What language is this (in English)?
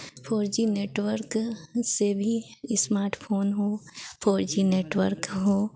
Hindi